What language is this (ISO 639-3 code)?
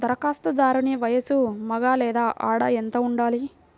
tel